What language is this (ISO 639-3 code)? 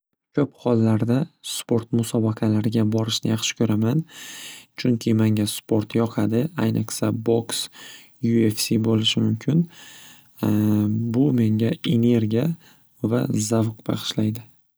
uzb